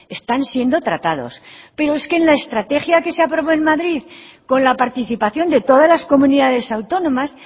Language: Spanish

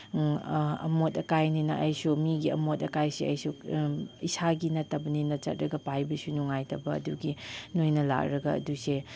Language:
Manipuri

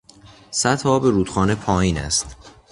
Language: Persian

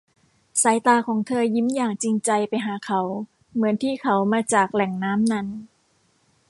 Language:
Thai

